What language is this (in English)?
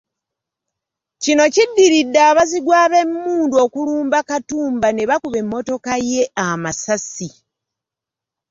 Ganda